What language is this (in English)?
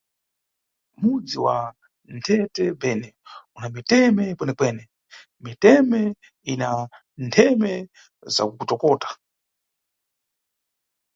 Nyungwe